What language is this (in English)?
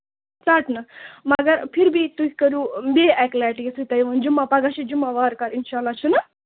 Kashmiri